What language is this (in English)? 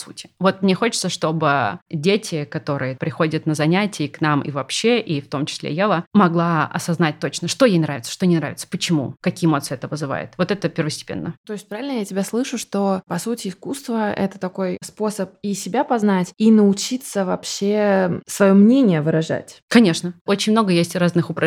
Russian